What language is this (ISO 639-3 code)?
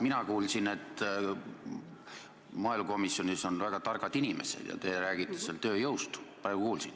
est